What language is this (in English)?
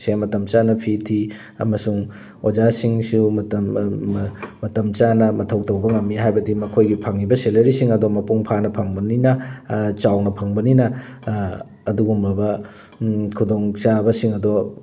Manipuri